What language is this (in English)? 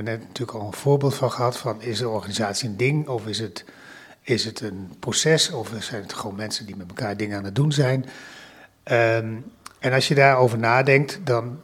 Dutch